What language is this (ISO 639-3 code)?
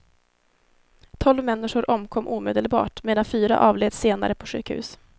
swe